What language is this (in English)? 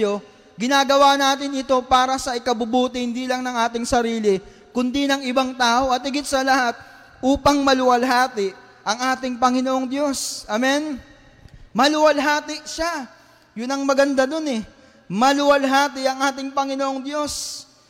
Filipino